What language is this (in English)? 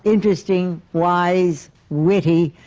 English